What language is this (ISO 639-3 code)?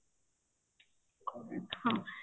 ori